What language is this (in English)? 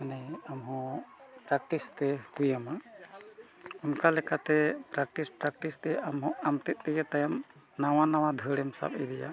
Santali